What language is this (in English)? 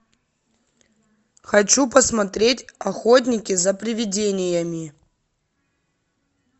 Russian